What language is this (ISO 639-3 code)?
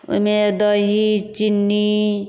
mai